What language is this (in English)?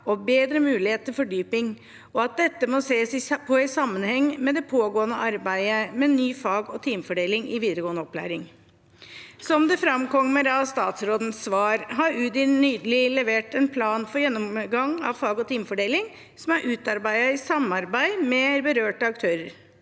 Norwegian